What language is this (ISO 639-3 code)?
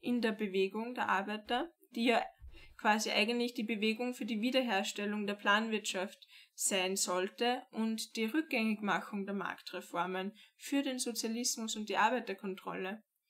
deu